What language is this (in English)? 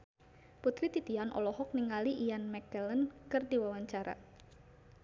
Sundanese